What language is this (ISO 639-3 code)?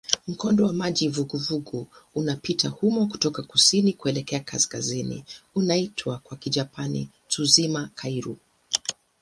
swa